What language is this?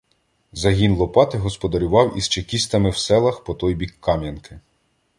Ukrainian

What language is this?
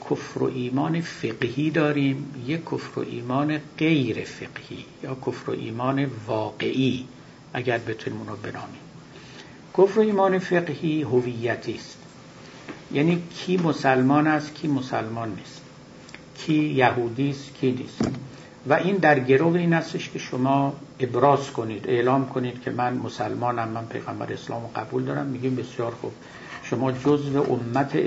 Persian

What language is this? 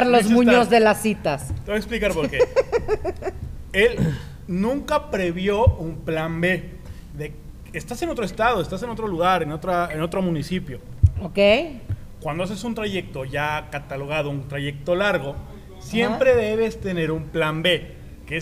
Spanish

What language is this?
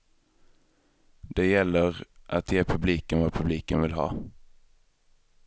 Swedish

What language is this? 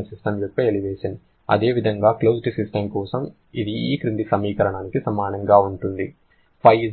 Telugu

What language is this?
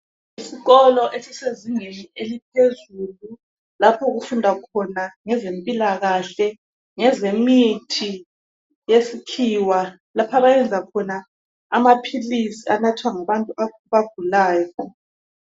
North Ndebele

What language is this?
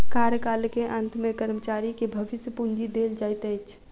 Maithili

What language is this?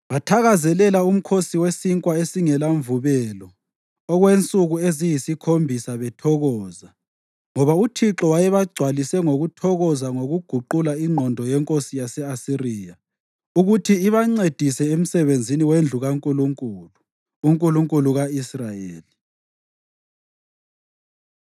North Ndebele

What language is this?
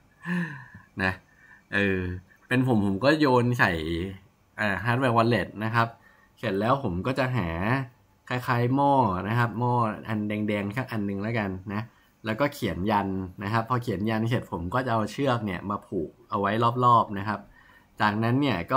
Thai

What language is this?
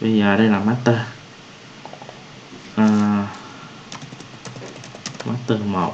Vietnamese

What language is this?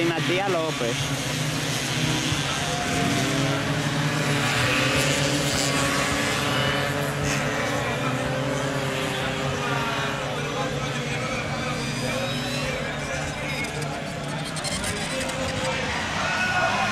Spanish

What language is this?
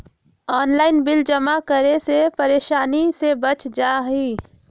Magahi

